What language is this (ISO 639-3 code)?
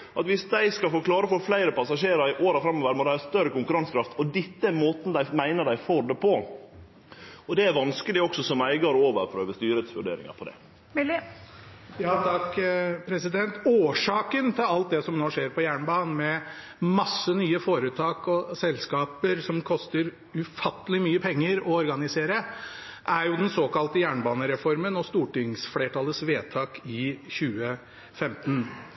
nor